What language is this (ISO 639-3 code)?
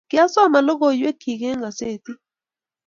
kln